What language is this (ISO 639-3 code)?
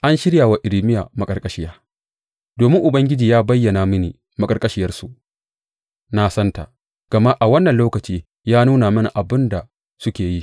hau